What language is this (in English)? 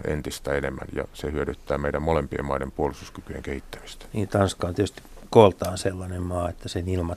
Finnish